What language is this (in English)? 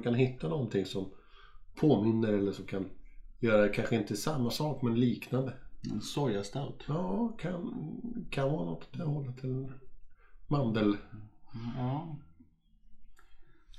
Swedish